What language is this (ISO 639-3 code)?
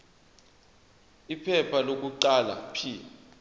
zul